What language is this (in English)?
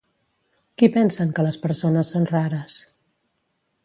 Catalan